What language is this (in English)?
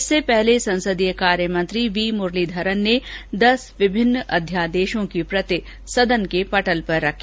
Hindi